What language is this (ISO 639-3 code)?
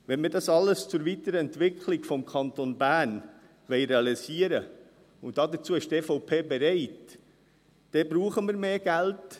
gsw